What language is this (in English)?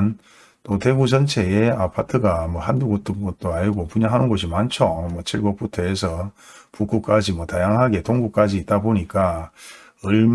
Korean